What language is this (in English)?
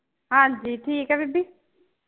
Punjabi